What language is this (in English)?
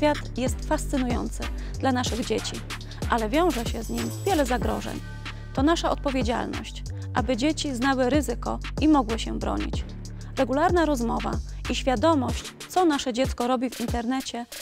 Polish